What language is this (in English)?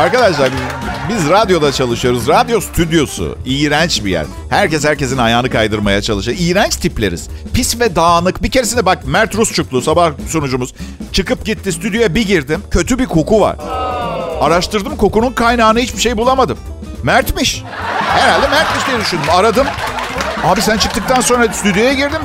Turkish